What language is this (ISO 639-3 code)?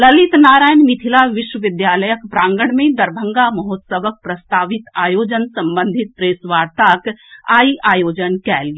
mai